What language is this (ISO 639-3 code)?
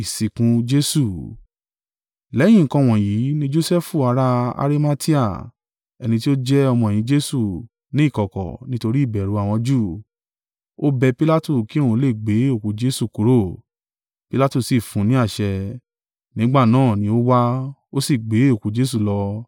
yor